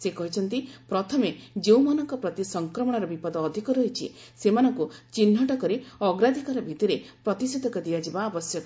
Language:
Odia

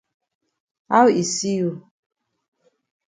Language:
Cameroon Pidgin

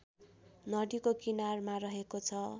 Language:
Nepali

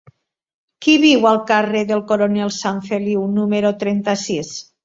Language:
Catalan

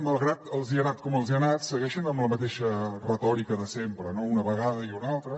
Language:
Catalan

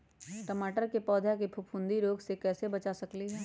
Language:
Magahi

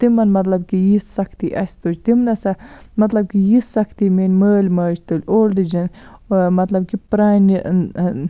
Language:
Kashmiri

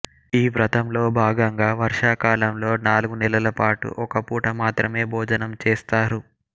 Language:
Telugu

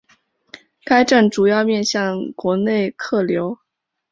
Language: Chinese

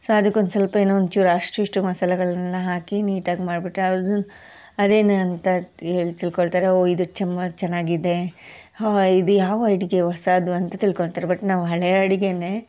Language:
Kannada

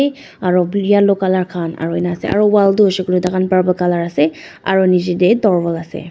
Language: Naga Pidgin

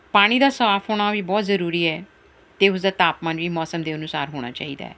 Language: Punjabi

